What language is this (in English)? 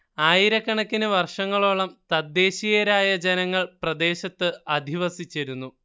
Malayalam